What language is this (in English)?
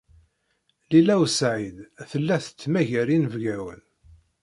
Kabyle